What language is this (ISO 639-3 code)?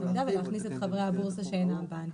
heb